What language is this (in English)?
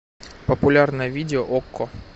Russian